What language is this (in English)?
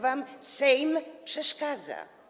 Polish